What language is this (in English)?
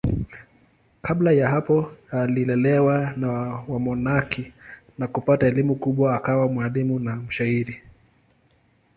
Swahili